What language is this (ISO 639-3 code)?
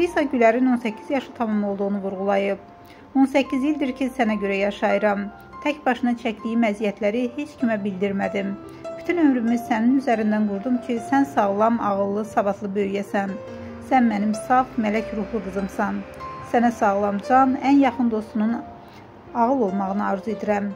tur